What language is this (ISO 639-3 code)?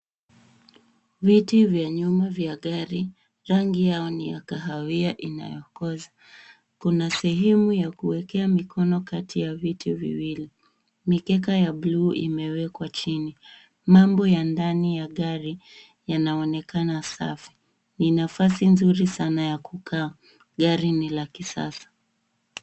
swa